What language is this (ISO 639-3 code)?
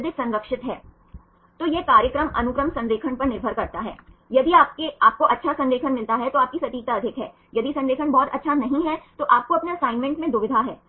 hin